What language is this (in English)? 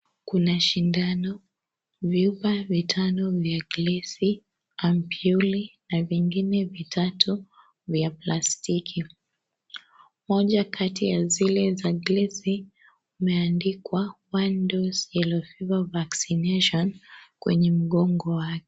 Swahili